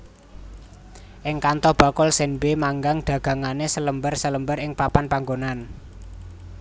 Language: Javanese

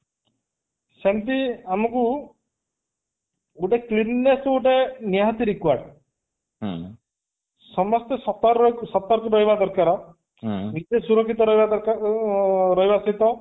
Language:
Odia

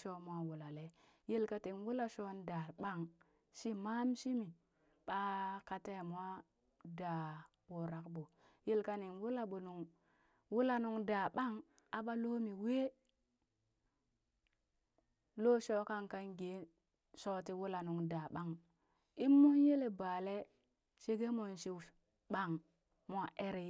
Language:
Burak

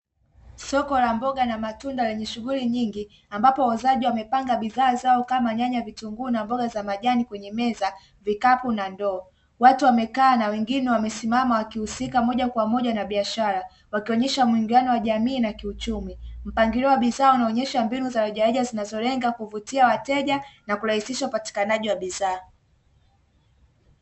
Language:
Swahili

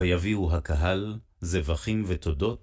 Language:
Hebrew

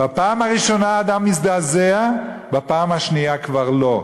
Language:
Hebrew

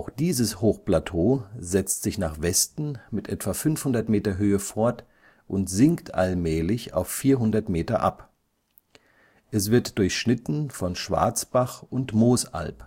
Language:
German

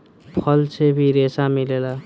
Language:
Bhojpuri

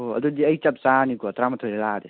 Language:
Manipuri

